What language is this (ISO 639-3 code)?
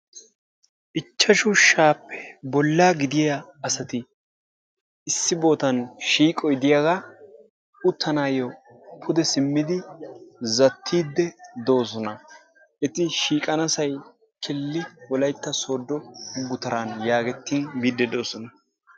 wal